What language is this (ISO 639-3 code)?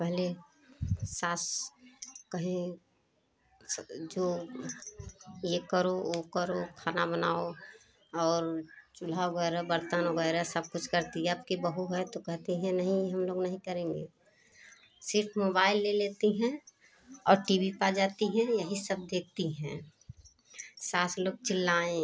hin